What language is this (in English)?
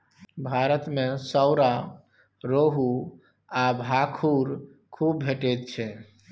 Maithili